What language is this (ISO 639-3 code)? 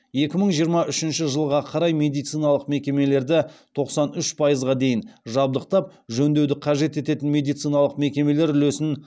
kaz